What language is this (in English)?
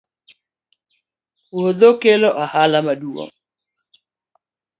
Luo (Kenya and Tanzania)